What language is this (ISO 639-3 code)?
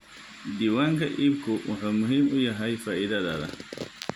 som